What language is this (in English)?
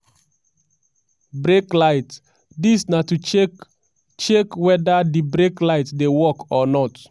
Nigerian Pidgin